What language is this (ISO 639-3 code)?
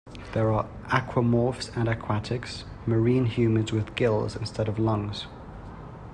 eng